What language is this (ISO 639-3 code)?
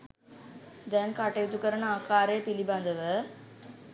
sin